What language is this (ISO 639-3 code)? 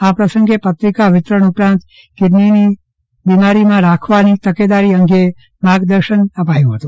guj